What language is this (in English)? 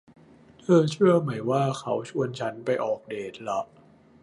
Thai